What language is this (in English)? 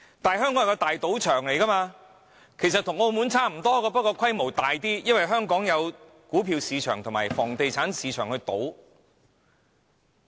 Cantonese